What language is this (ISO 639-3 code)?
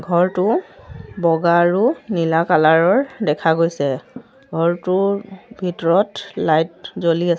asm